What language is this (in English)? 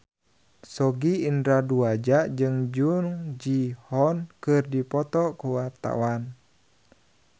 Sundanese